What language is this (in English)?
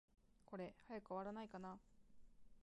Japanese